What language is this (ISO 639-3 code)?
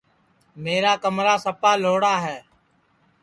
ssi